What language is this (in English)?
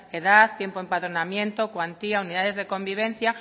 Spanish